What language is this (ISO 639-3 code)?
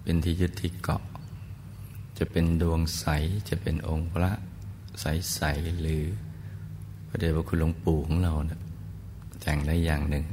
tha